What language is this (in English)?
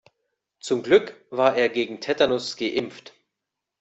German